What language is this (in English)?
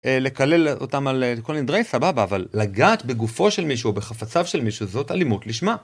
Hebrew